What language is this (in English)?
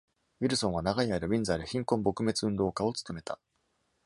Japanese